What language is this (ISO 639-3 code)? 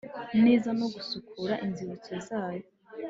kin